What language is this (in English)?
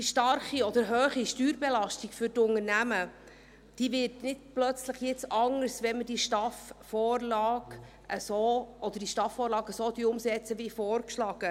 Swiss German